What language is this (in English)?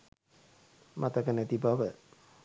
Sinhala